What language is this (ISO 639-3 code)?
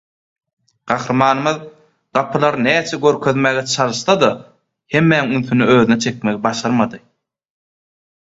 tuk